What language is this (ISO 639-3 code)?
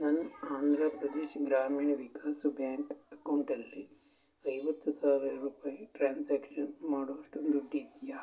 kan